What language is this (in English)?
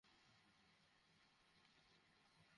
Bangla